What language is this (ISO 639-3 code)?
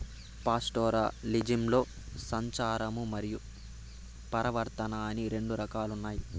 tel